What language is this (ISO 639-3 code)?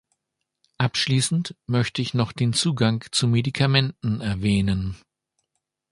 deu